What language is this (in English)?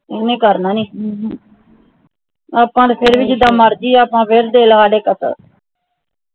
Punjabi